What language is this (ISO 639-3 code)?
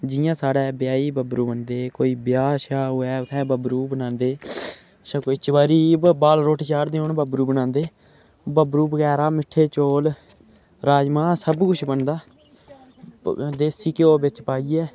doi